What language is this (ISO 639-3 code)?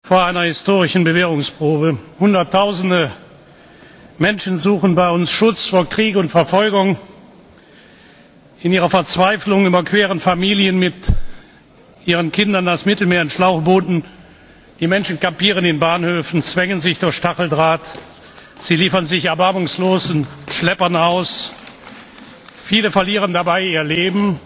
deu